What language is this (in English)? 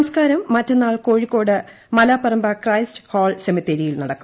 Malayalam